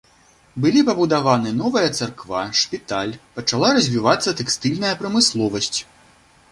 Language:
Belarusian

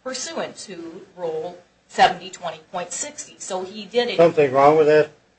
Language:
English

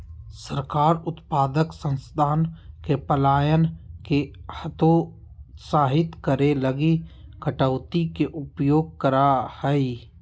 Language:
Magahi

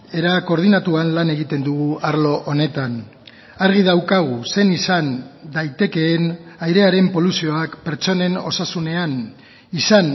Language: Basque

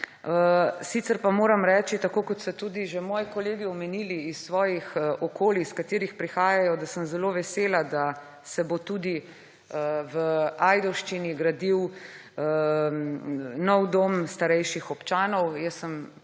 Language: Slovenian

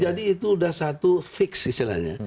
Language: Indonesian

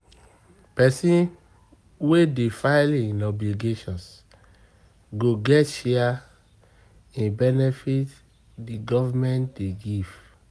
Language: Nigerian Pidgin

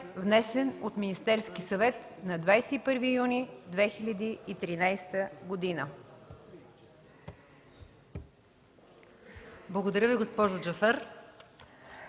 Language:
Bulgarian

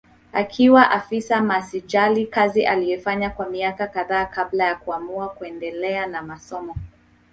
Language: Swahili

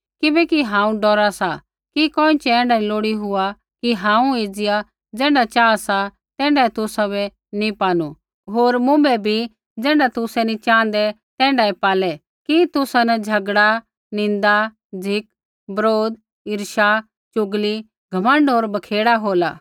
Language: Kullu Pahari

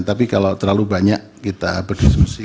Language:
Indonesian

